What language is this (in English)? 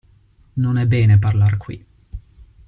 Italian